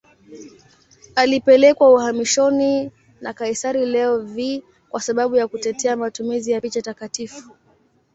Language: Swahili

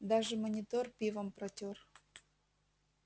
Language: Russian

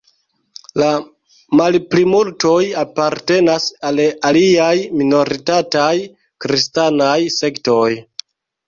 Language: Esperanto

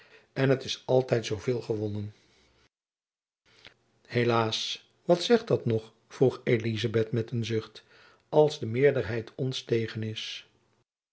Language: Dutch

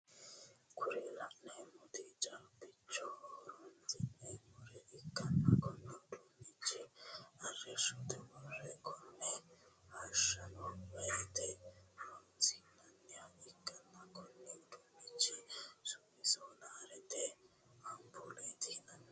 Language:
Sidamo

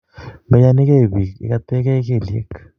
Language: Kalenjin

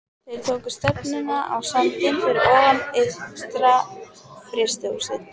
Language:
Icelandic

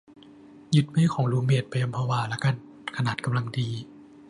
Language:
Thai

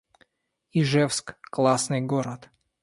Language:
Russian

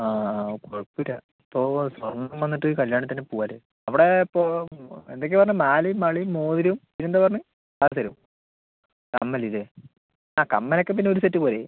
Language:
Malayalam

